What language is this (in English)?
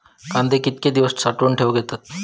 Marathi